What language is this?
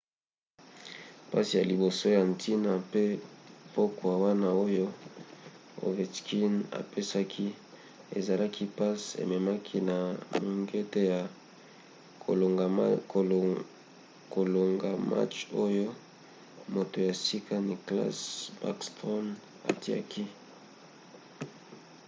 Lingala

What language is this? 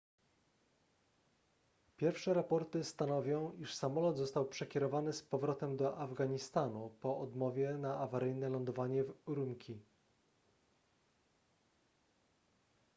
Polish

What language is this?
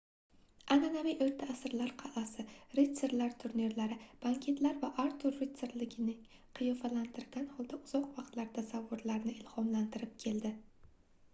Uzbek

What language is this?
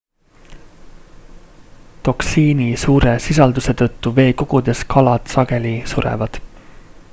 Estonian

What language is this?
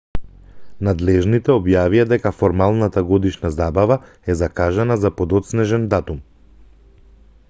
Macedonian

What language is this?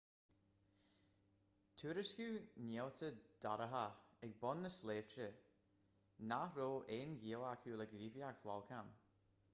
Irish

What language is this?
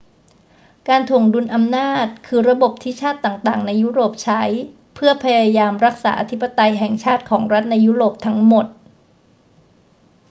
Thai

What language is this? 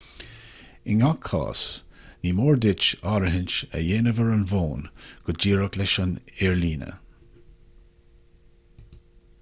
Irish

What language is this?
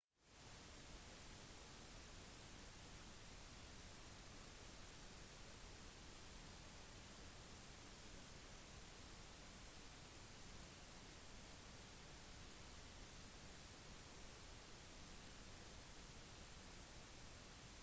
Norwegian Bokmål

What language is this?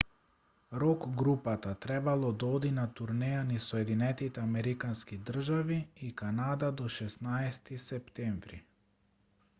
Macedonian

